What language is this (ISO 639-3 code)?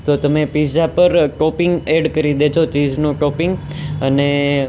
guj